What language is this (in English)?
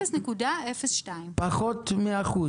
Hebrew